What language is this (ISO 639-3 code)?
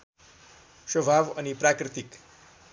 nep